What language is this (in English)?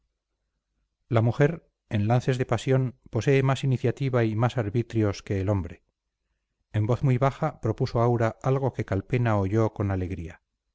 Spanish